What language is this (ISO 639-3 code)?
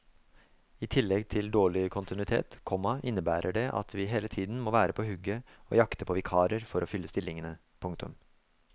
nor